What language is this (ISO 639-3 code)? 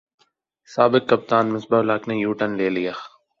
urd